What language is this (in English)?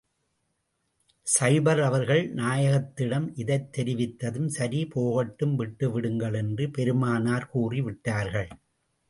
Tamil